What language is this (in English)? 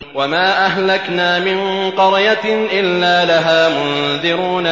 Arabic